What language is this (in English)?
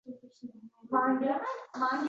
Uzbek